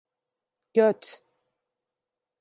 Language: Turkish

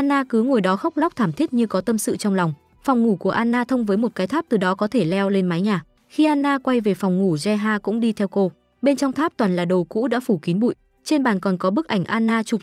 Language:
Vietnamese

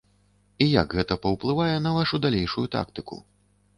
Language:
Belarusian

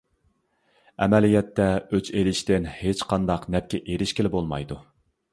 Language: Uyghur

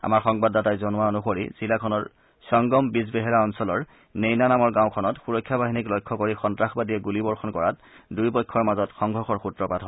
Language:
Assamese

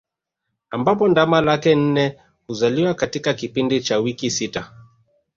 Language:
Swahili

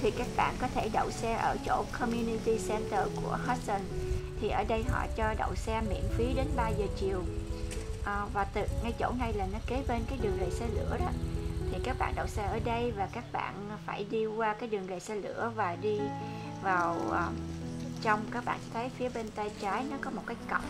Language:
Vietnamese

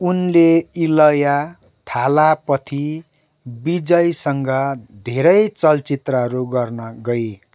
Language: Nepali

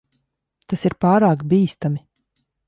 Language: Latvian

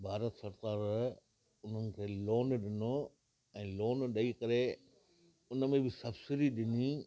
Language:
Sindhi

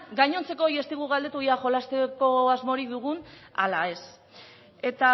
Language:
Basque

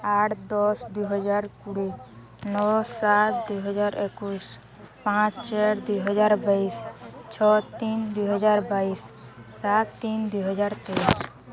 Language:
Odia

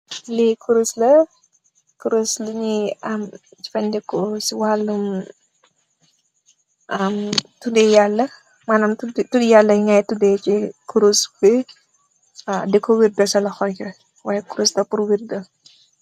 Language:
Wolof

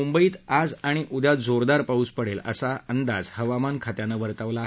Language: Marathi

